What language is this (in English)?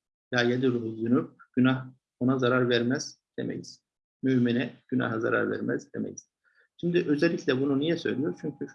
Turkish